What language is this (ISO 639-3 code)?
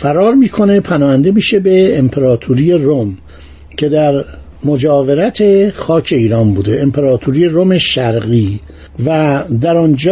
fas